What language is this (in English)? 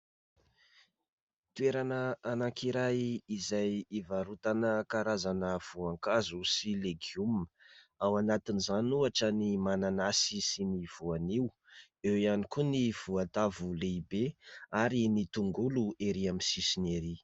Malagasy